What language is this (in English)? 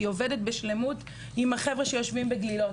Hebrew